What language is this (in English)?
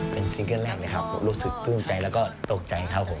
Thai